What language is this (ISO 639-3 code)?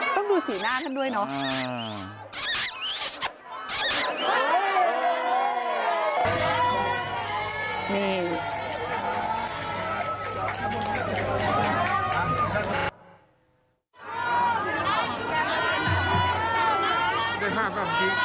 tha